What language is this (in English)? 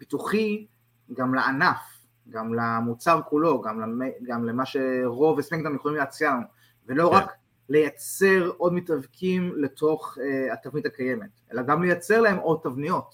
Hebrew